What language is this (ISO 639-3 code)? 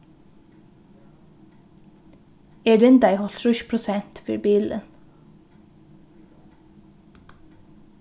fao